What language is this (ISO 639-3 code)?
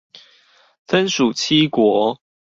zho